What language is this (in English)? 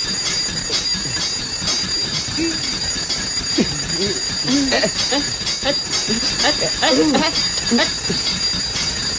Indonesian